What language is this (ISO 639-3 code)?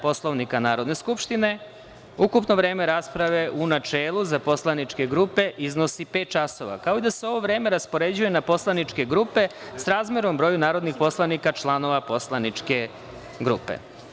srp